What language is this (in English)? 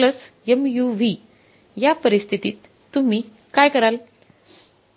Marathi